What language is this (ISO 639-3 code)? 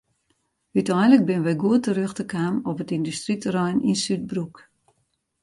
fry